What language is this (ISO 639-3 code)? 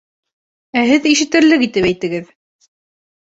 bak